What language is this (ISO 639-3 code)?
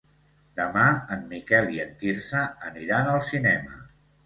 cat